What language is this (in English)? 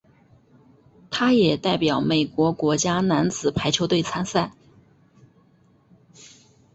Chinese